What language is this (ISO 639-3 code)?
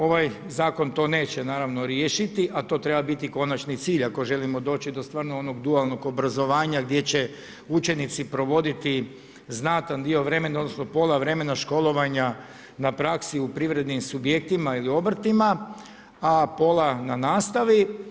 hrv